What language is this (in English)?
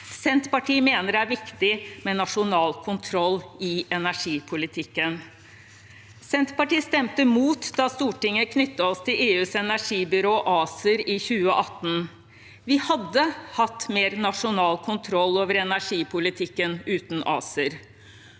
Norwegian